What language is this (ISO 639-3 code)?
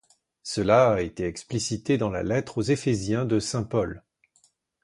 fra